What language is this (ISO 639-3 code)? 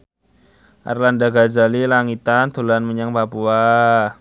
jav